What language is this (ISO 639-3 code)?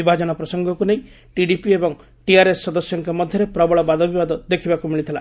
ori